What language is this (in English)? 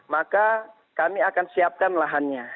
Indonesian